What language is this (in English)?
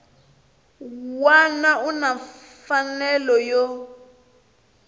Tsonga